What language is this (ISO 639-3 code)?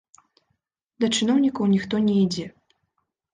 bel